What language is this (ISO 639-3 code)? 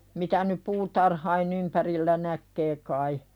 fin